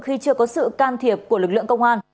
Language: Vietnamese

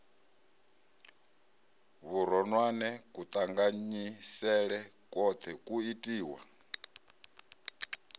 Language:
Venda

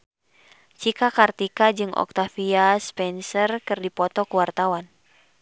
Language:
Sundanese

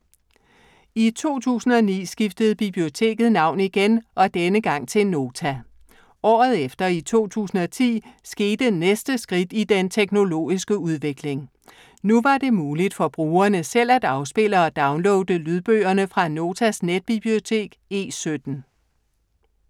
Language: Danish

